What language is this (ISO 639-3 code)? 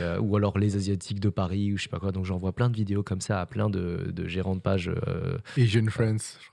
fra